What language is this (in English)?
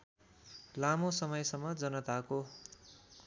Nepali